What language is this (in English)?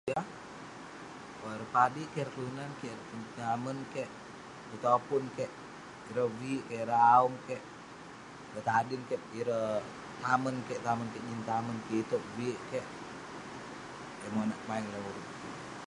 Western Penan